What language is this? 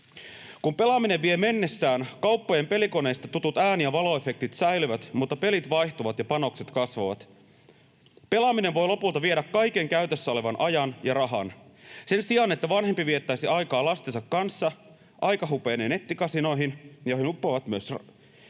Finnish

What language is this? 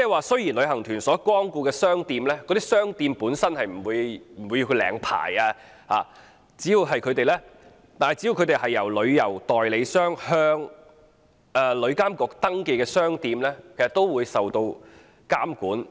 Cantonese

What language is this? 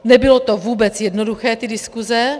Czech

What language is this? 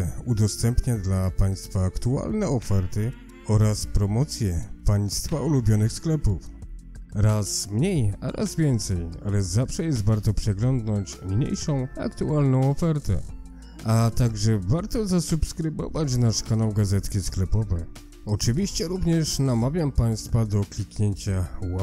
Polish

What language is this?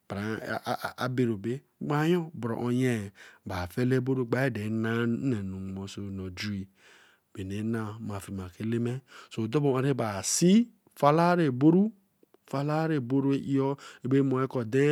Eleme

